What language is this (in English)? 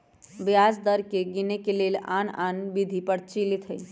Magahi